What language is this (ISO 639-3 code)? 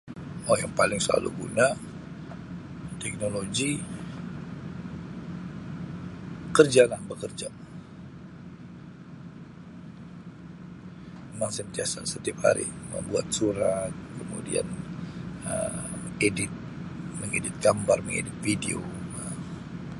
msi